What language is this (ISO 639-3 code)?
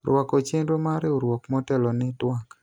luo